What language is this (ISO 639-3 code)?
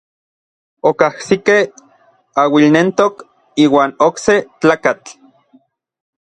nlv